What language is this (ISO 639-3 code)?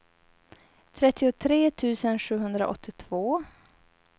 swe